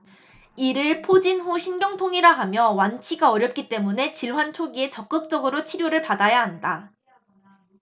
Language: Korean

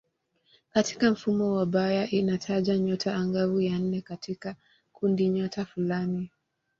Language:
Swahili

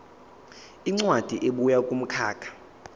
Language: Zulu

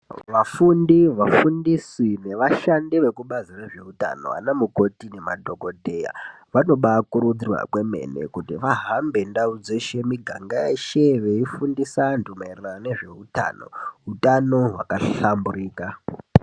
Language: Ndau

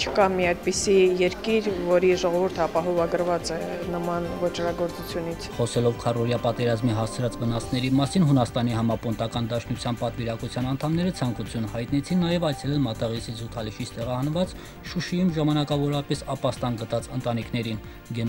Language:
Romanian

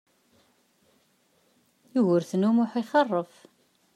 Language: Kabyle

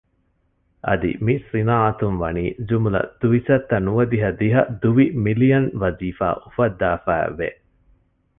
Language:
Divehi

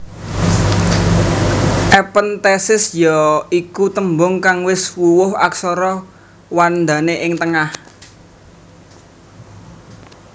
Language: Javanese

